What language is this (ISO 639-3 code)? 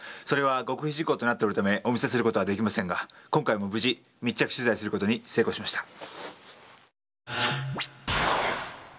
jpn